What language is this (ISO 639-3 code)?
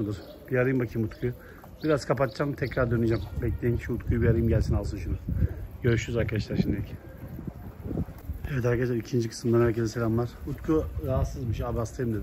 tur